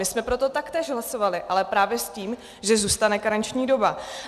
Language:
Czech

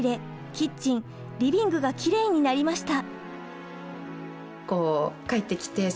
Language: Japanese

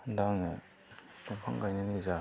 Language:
Bodo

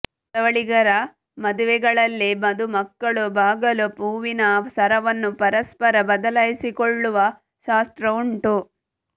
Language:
Kannada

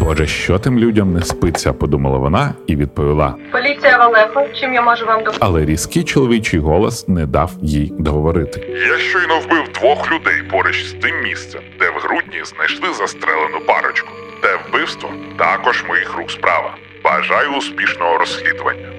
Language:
Ukrainian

